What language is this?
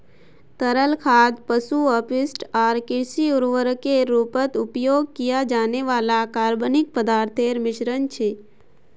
Magahi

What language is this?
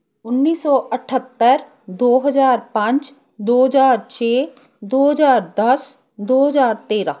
Punjabi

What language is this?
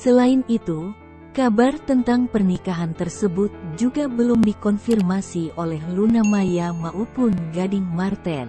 Indonesian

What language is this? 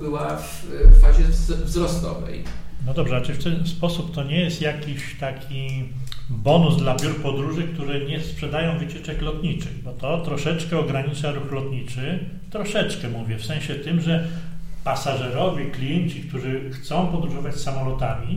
Polish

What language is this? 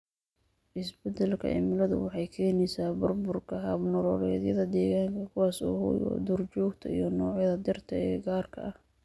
Somali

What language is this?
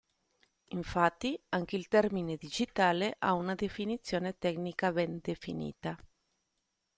Italian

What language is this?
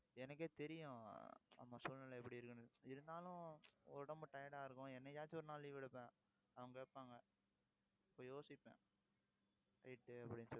Tamil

